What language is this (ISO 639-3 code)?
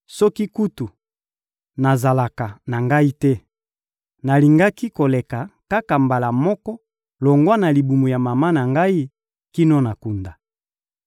lin